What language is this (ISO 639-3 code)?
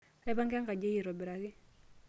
mas